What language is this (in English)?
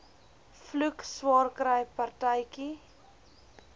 Afrikaans